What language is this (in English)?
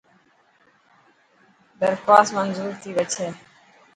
Dhatki